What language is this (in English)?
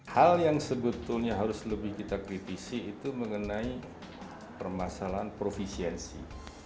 Indonesian